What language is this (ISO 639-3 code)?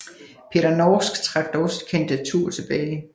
dan